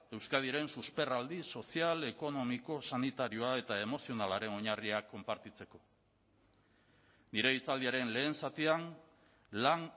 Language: Basque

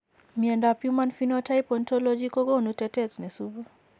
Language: Kalenjin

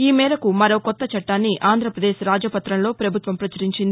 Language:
Telugu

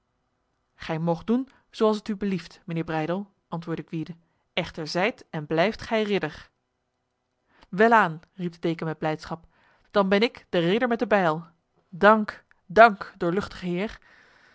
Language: Dutch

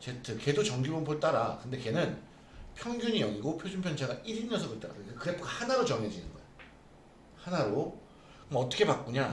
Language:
Korean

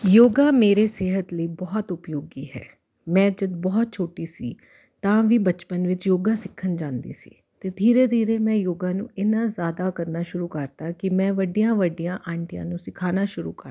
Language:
Punjabi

